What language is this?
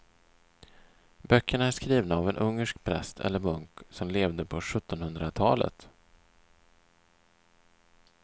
Swedish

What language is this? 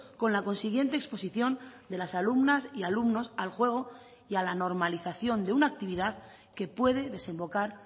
Spanish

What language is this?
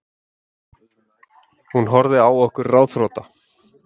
Icelandic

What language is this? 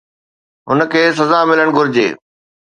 Sindhi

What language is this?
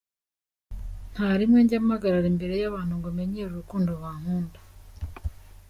Kinyarwanda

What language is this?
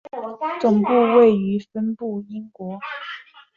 Chinese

